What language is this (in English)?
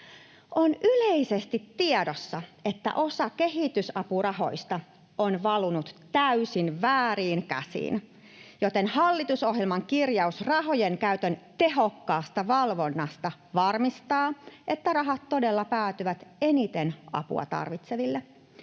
Finnish